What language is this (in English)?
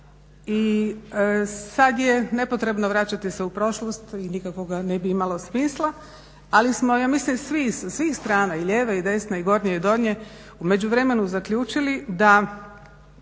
Croatian